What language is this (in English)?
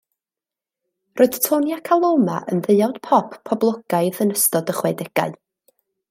Welsh